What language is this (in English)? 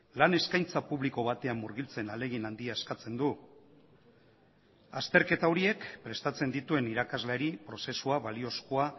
Basque